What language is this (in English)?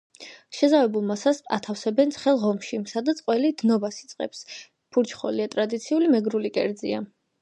Georgian